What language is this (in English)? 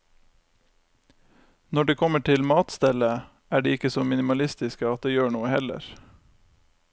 Norwegian